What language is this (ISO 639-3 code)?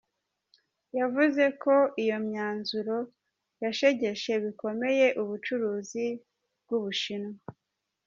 kin